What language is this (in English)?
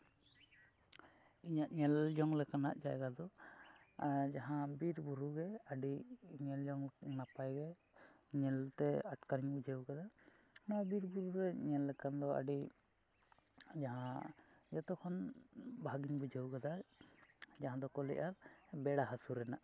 Santali